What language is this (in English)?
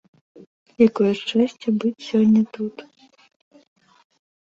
Belarusian